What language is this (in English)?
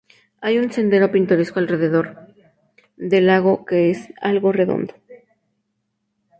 Spanish